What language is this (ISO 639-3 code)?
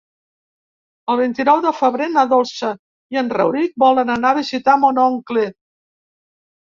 cat